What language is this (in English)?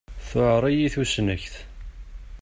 Kabyle